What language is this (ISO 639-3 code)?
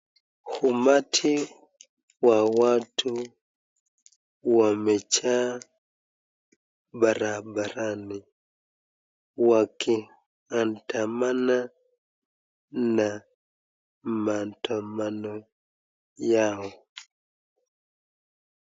swa